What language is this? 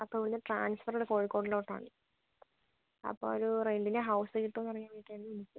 Malayalam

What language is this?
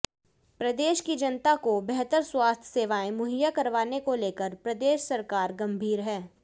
Hindi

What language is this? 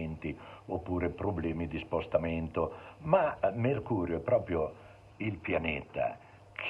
Italian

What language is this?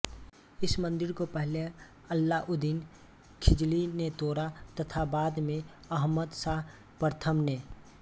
Hindi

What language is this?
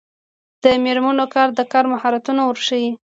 Pashto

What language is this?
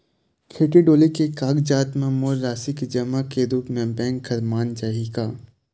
Chhattisgarhi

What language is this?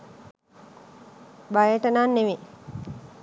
Sinhala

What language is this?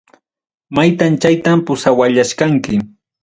Ayacucho Quechua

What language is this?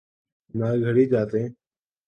Urdu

